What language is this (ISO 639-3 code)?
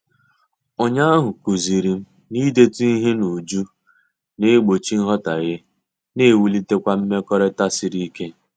ibo